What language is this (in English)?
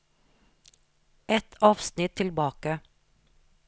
Norwegian